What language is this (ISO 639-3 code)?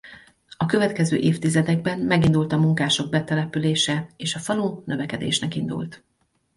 hun